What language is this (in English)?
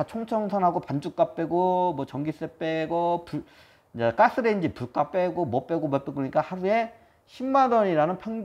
Korean